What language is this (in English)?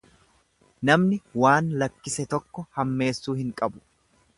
Oromo